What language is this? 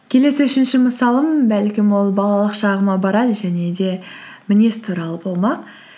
Kazakh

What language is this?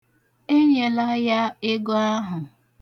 Igbo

